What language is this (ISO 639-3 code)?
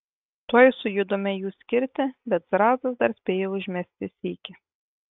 lit